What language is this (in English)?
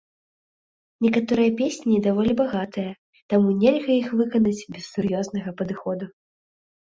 Belarusian